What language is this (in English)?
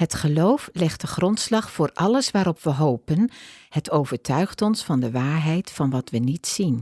Dutch